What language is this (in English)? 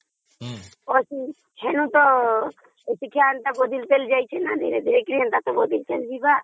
Odia